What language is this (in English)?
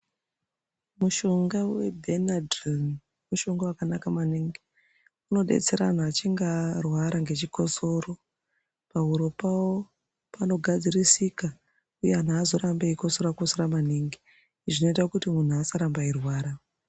Ndau